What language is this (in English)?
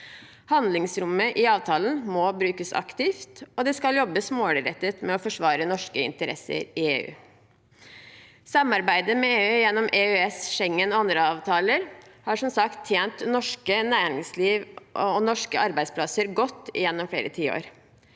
Norwegian